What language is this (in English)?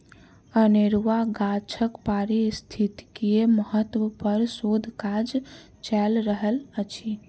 Maithili